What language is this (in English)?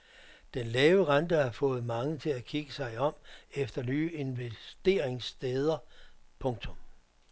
Danish